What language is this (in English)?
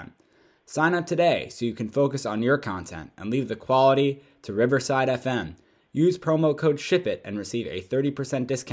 English